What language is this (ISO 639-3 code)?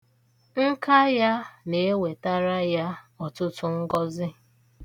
ibo